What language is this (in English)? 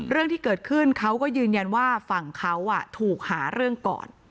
Thai